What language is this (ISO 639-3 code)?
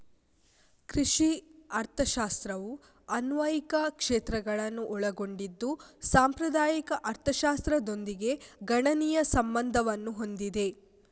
kan